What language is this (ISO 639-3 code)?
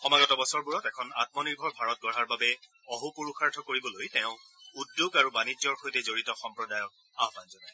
asm